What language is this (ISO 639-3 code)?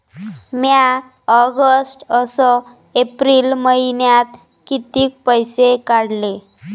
mar